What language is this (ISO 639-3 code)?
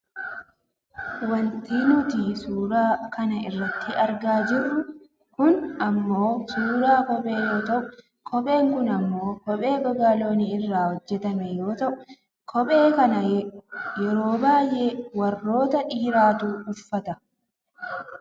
orm